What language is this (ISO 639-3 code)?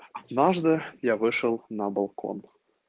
rus